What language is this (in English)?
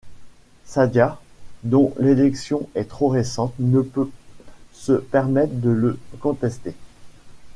French